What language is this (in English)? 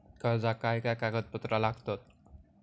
Marathi